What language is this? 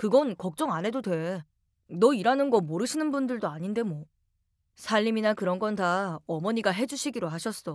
Korean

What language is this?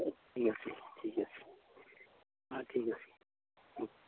Assamese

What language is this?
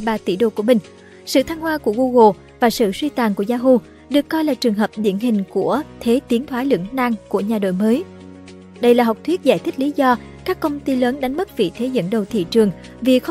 Vietnamese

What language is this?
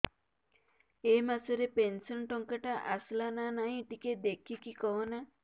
Odia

